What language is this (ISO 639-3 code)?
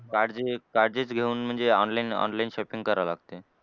mar